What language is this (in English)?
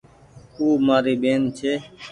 Goaria